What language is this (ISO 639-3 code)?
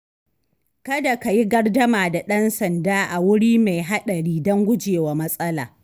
hau